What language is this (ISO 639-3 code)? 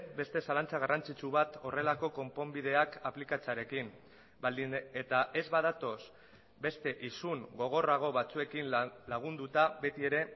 eus